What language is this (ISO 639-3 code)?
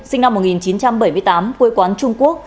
vie